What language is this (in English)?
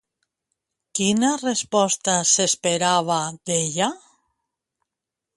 Catalan